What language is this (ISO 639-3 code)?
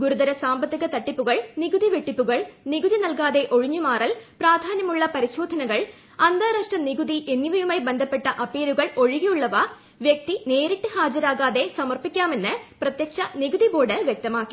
mal